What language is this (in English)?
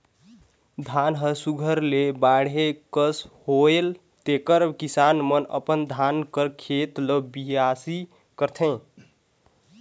Chhattisgarhi